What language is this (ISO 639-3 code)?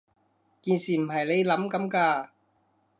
yue